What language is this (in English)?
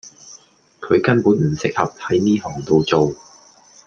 Cantonese